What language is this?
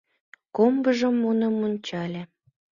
Mari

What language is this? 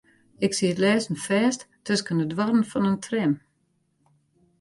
Western Frisian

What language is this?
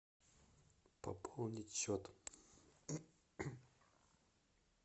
Russian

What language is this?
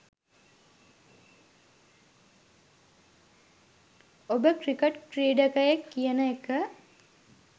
Sinhala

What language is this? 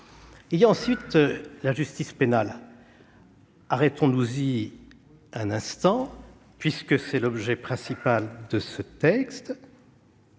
French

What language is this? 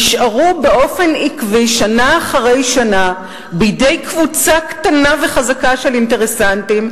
Hebrew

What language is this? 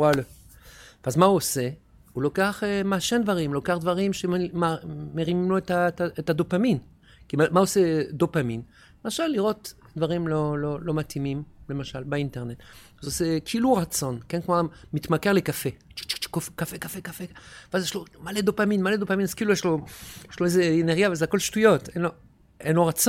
Hebrew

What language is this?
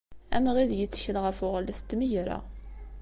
Kabyle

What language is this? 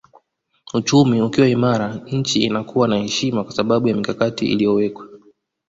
Swahili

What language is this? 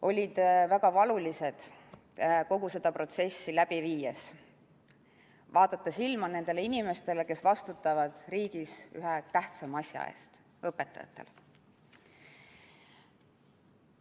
Estonian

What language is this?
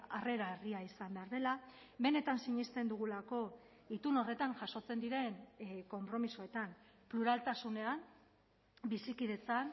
Basque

